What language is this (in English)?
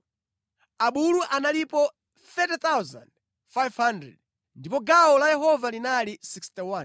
Nyanja